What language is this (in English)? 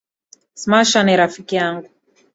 Swahili